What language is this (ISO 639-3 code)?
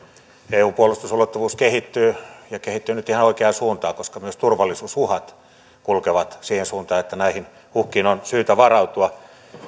fin